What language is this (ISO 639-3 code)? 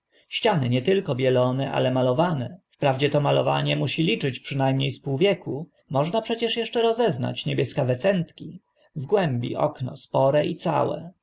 pol